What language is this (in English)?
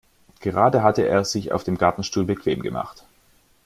German